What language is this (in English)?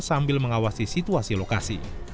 Indonesian